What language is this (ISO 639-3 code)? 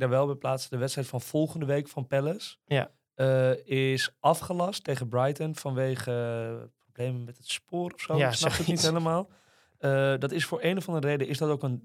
nld